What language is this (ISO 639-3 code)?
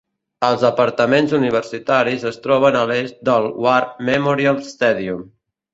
cat